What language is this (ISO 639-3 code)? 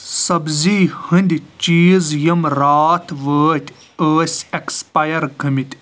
kas